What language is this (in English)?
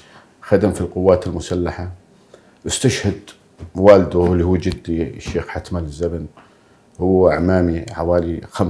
Arabic